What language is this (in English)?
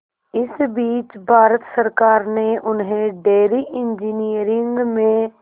Hindi